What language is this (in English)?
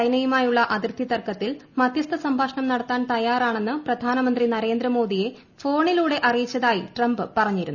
Malayalam